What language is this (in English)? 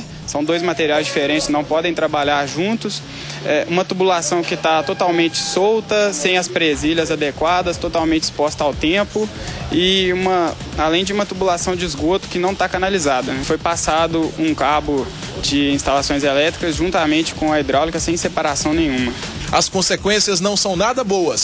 Portuguese